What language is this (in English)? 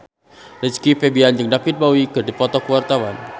Sundanese